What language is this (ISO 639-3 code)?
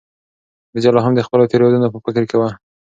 pus